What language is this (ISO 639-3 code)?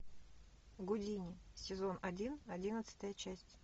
rus